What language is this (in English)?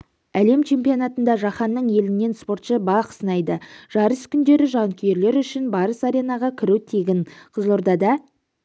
Kazakh